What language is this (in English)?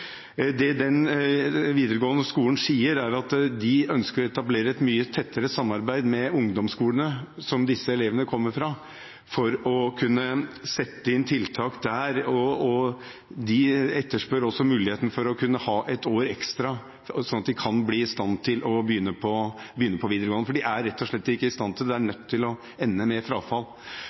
Norwegian Bokmål